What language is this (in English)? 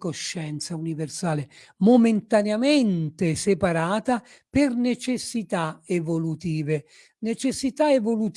Italian